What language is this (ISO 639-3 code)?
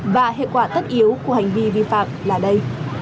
vie